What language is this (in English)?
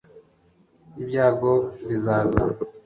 Kinyarwanda